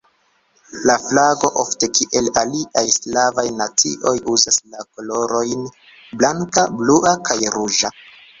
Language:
Esperanto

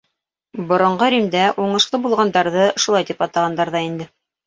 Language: Bashkir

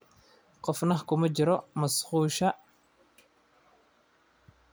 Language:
Somali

